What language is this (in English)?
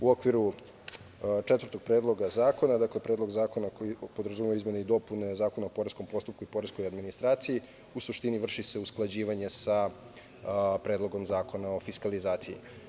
Serbian